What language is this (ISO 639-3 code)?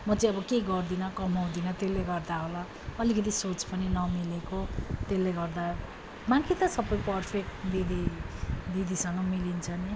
nep